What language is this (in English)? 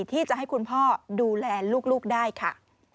Thai